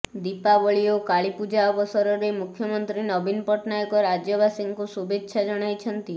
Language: Odia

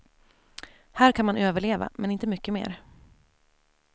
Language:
Swedish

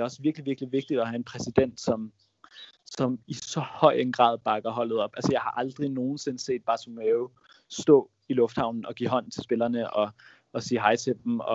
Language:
Danish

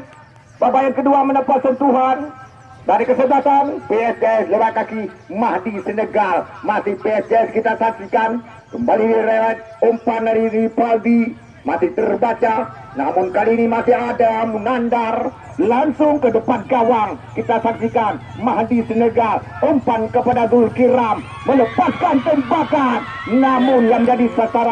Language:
Indonesian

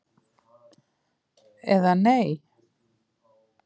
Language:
Icelandic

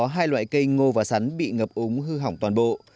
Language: Vietnamese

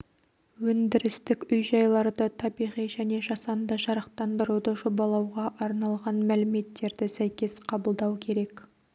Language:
Kazakh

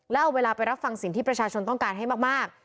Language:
Thai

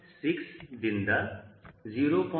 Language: Kannada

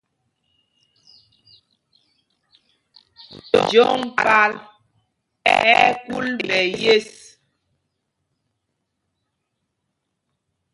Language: Mpumpong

